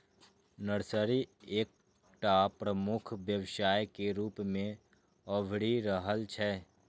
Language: Maithili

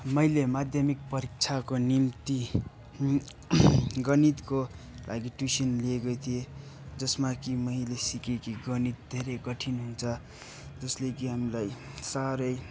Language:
Nepali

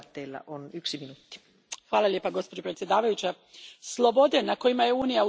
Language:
Croatian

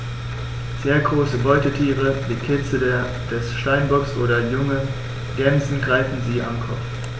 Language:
German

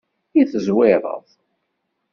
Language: Kabyle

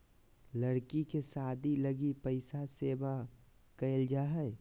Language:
Magahi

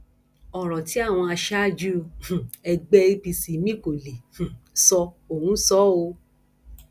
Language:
Yoruba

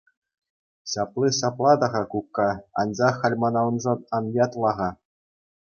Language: Chuvash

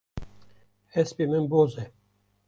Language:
Kurdish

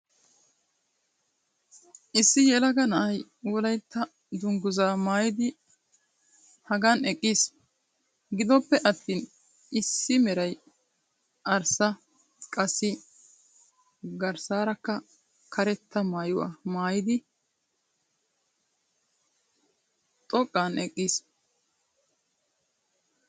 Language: Wolaytta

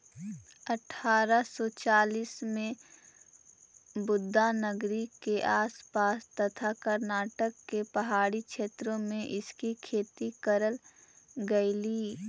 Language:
Magahi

